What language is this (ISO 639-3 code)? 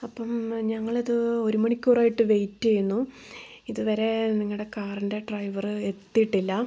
mal